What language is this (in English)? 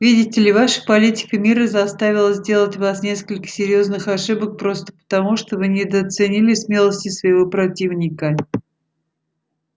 Russian